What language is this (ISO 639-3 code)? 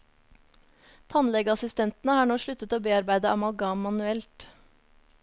nor